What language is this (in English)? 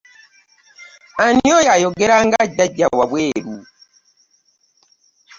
Ganda